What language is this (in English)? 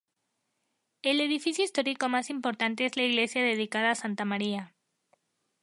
Spanish